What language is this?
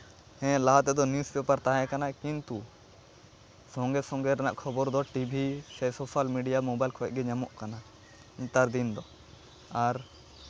Santali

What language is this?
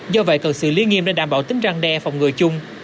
Vietnamese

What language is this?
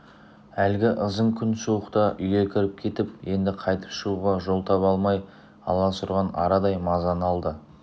Kazakh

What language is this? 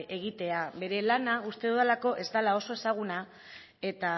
Basque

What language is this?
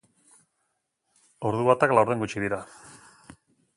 Basque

